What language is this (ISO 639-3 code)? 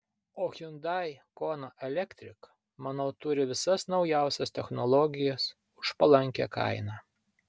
lit